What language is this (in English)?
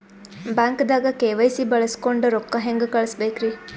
Kannada